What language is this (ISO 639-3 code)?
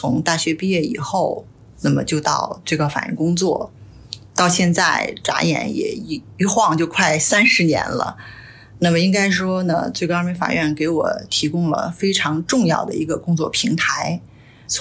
zho